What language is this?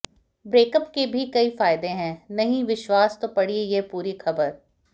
Hindi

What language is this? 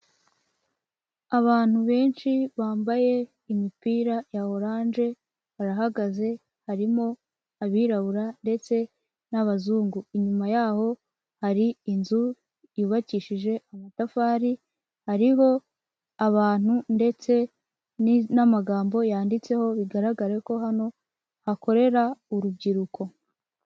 Kinyarwanda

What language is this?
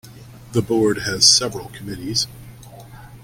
English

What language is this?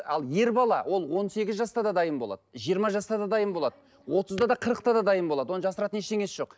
Kazakh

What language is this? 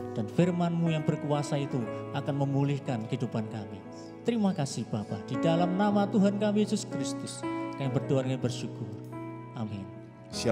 Indonesian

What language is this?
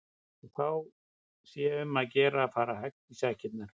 Icelandic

